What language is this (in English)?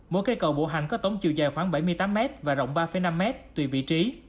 Vietnamese